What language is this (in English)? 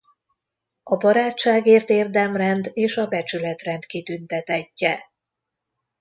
Hungarian